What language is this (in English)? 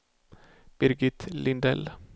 Swedish